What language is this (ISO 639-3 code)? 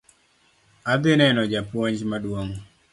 luo